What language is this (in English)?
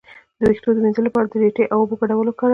Pashto